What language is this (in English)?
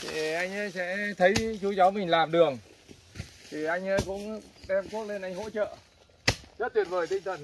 Vietnamese